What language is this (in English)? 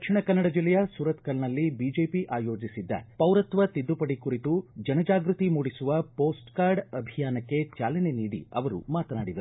Kannada